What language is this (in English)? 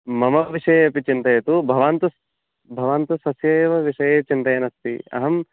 Sanskrit